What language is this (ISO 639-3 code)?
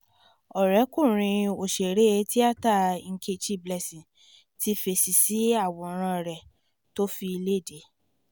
yor